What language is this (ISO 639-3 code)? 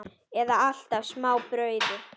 isl